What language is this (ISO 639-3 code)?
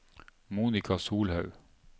nor